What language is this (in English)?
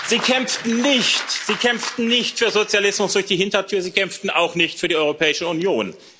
German